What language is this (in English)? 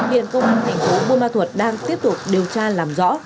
Vietnamese